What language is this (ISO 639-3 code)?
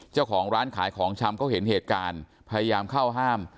tha